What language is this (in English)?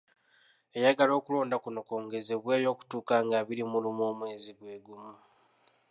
Ganda